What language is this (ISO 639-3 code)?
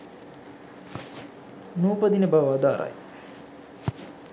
sin